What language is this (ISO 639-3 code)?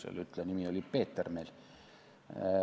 est